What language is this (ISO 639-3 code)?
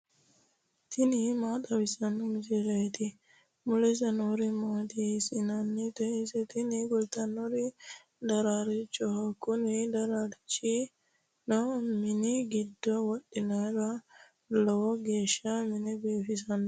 sid